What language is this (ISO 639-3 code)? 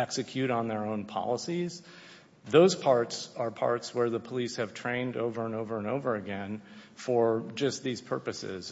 eng